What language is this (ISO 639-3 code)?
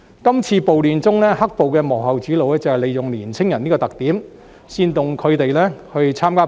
yue